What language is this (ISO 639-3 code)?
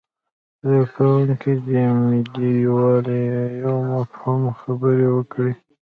pus